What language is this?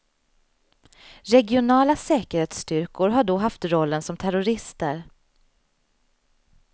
Swedish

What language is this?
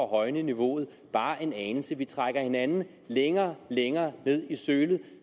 Danish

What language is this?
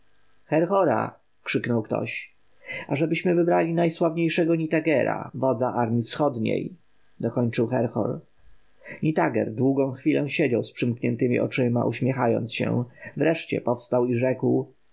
Polish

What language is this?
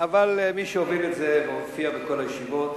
Hebrew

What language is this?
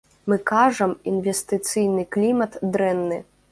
Belarusian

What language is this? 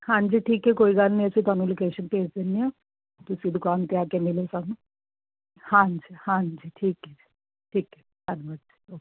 Punjabi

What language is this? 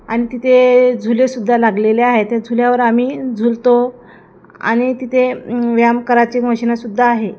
Marathi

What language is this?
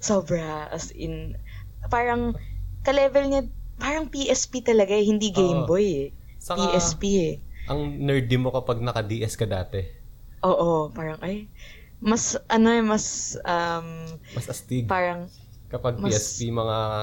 Filipino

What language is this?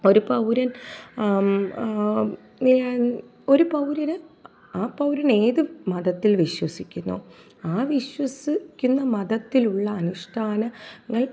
Malayalam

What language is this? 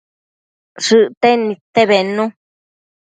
Matsés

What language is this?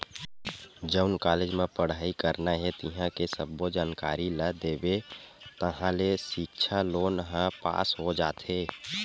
Chhattisgarhi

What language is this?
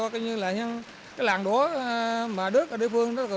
Vietnamese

